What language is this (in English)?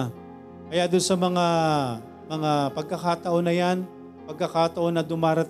Filipino